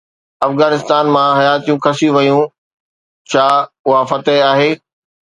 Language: Sindhi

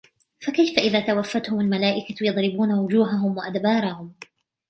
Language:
Arabic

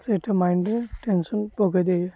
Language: Odia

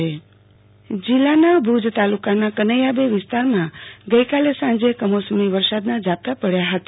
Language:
Gujarati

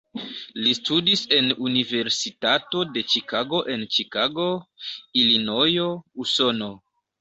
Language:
Esperanto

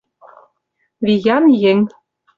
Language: Mari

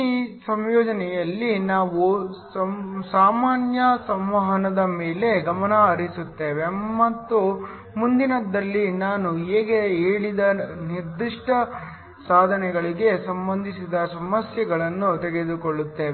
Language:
Kannada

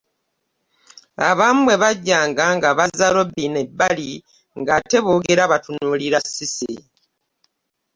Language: Ganda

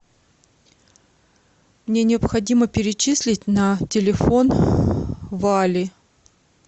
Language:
Russian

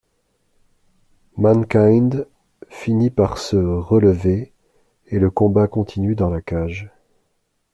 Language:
French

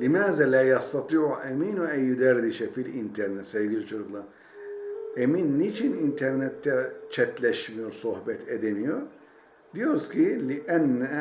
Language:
Turkish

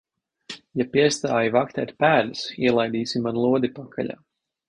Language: Latvian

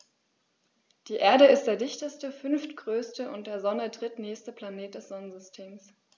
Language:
German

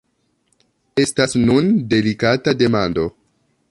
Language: Esperanto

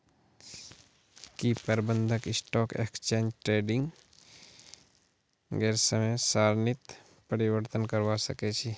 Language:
Magahi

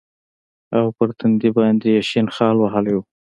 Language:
Pashto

